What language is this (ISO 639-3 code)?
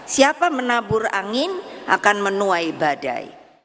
ind